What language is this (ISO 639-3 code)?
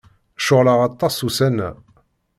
kab